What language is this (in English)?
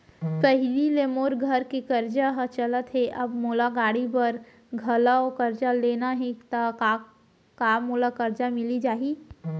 Chhattisgarhi